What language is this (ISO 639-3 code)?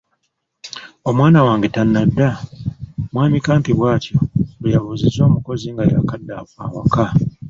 lug